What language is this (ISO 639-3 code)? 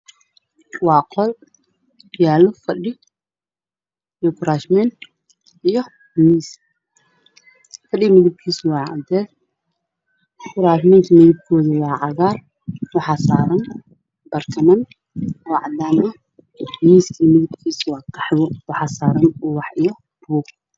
som